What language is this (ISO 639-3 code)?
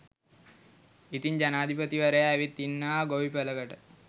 sin